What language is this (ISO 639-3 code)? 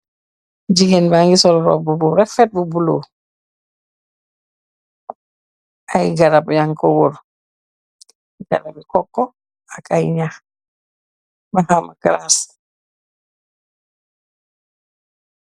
wol